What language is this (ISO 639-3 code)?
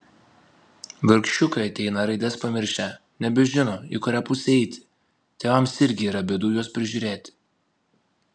lit